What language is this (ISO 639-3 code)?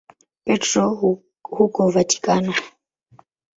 swa